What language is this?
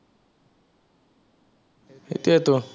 Assamese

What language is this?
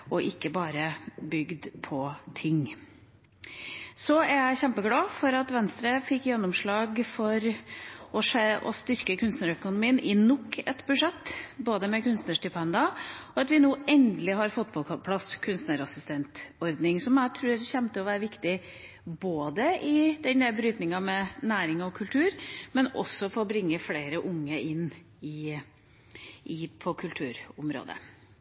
Norwegian Bokmål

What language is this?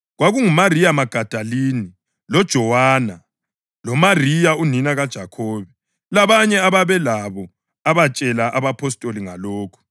North Ndebele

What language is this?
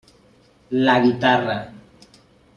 Spanish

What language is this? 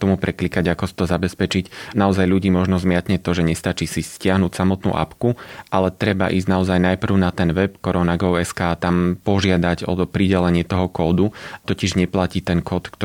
Slovak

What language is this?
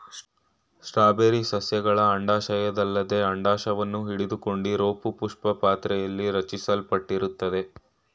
Kannada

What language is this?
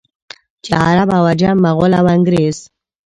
Pashto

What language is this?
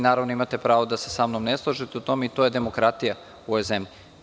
Serbian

